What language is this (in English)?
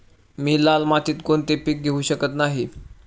Marathi